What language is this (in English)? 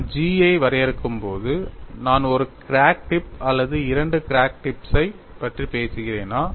Tamil